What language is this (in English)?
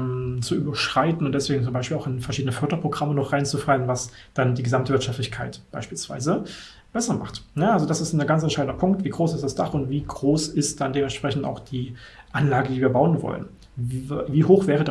German